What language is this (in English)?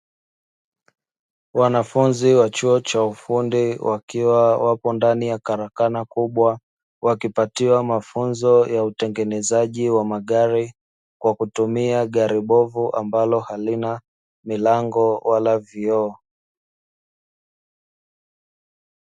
Swahili